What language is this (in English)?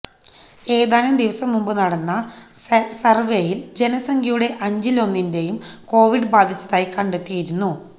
Malayalam